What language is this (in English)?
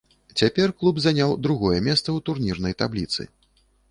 Belarusian